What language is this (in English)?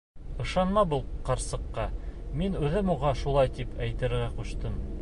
Bashkir